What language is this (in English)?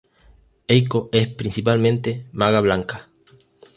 Spanish